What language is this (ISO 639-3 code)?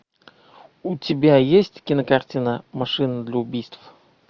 rus